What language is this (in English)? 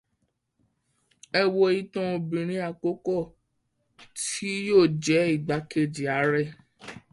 Yoruba